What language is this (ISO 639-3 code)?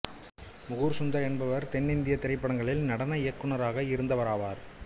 tam